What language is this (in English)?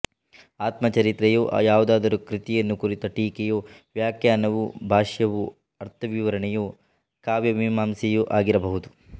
Kannada